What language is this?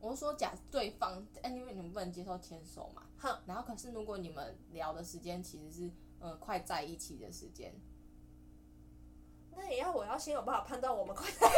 Chinese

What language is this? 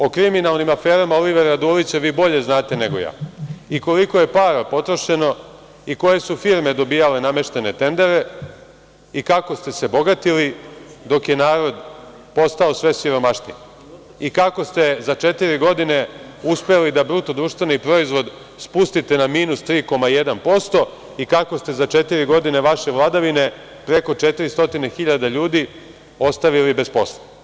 Serbian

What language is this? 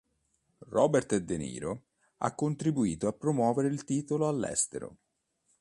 Italian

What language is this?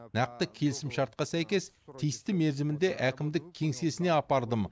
Kazakh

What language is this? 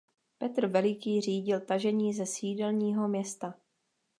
Czech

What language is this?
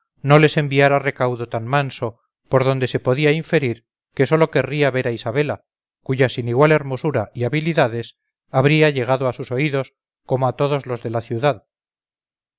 Spanish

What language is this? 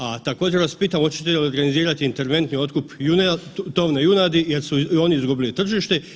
Croatian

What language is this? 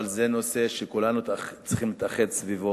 Hebrew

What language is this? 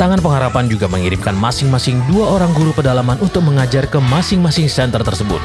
Indonesian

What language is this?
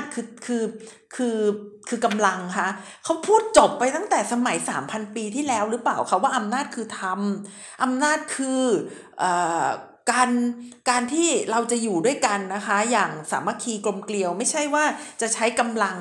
Thai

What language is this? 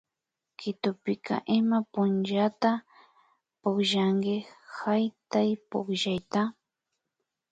Imbabura Highland Quichua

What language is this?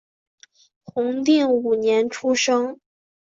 Chinese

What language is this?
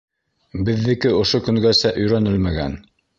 Bashkir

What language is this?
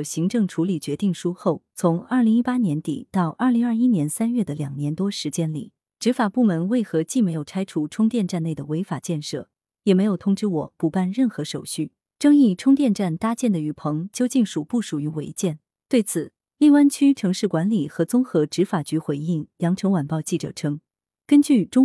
Chinese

